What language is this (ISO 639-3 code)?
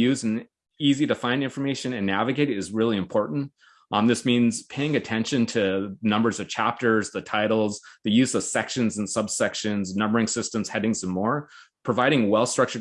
eng